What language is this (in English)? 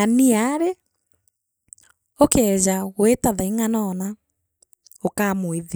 Meru